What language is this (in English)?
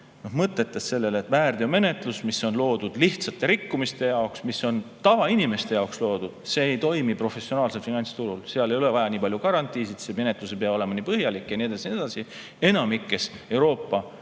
Estonian